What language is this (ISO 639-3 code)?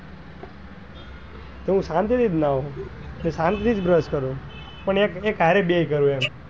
guj